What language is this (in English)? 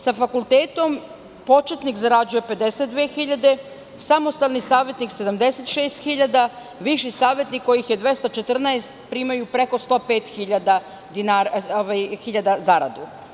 Serbian